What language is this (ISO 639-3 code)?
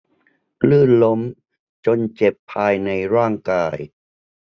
tha